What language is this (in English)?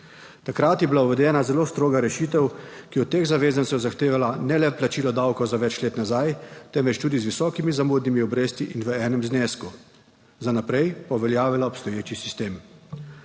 Slovenian